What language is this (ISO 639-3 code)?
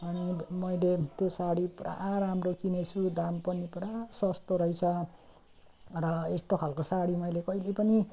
nep